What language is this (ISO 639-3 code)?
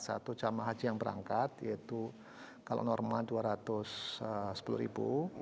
ind